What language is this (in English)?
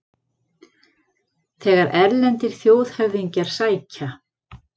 Icelandic